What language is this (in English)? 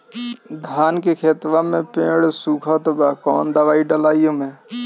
Bhojpuri